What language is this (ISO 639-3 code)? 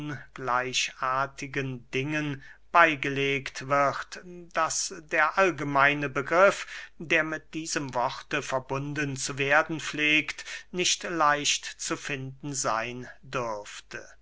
deu